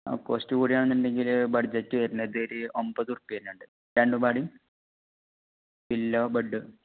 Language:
Malayalam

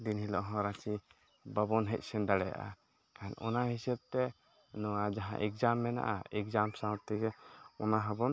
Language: Santali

